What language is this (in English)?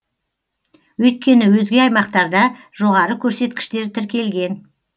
Kazakh